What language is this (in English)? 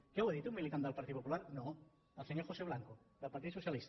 Catalan